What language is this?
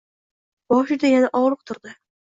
Uzbek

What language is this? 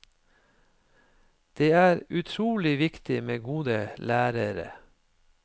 Norwegian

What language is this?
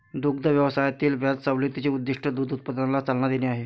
Marathi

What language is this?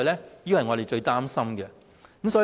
Cantonese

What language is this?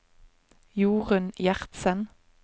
Norwegian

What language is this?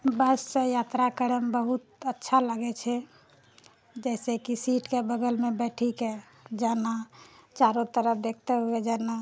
Maithili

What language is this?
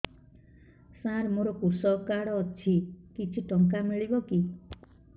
Odia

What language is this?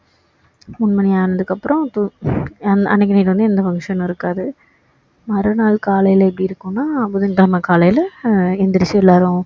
Tamil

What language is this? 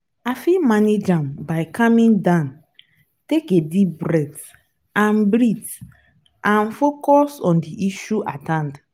Nigerian Pidgin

